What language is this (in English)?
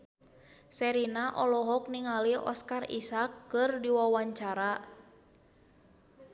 Sundanese